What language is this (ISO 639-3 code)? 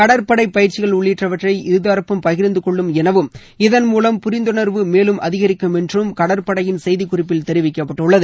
tam